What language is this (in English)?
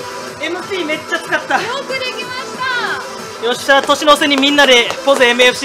Japanese